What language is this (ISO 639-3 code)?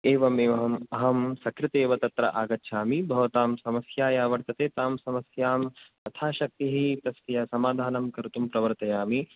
san